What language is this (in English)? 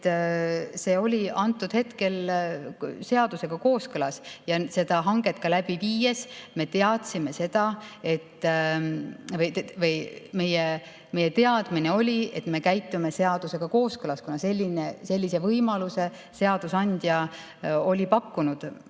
Estonian